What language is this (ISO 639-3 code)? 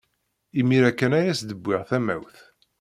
kab